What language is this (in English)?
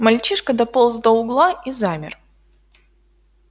Russian